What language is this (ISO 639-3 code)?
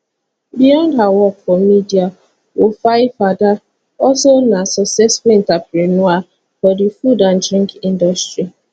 pcm